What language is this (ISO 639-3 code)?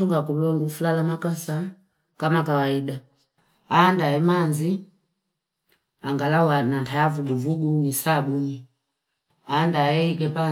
fip